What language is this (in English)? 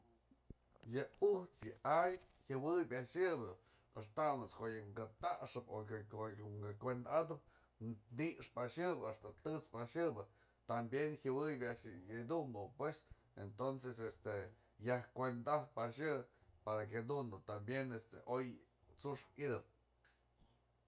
Mazatlán Mixe